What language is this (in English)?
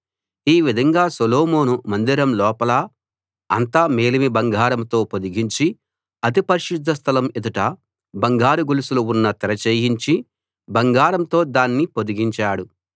Telugu